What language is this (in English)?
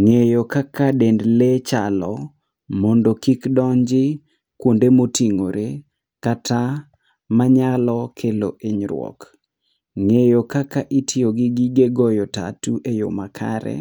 Luo (Kenya and Tanzania)